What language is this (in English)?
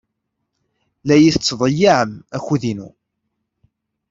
Kabyle